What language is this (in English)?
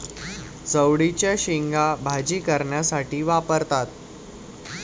Marathi